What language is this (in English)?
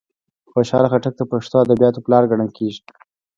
Pashto